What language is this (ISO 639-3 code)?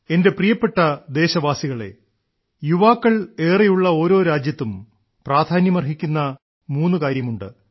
mal